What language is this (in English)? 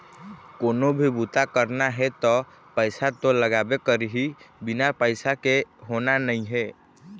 Chhattisgarhi